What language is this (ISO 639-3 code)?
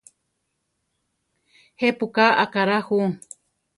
tar